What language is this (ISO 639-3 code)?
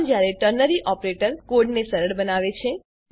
guj